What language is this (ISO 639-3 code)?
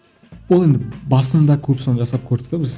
kaz